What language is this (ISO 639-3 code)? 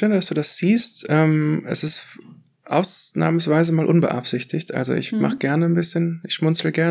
deu